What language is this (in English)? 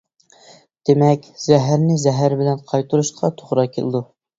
Uyghur